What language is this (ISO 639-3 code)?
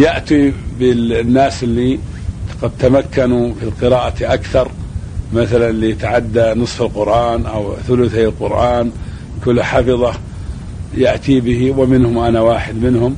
ara